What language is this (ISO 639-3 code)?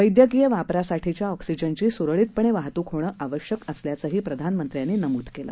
mar